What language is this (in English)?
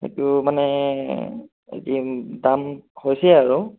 Assamese